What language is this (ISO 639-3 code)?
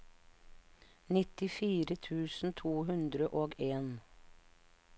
nor